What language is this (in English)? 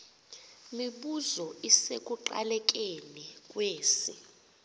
Xhosa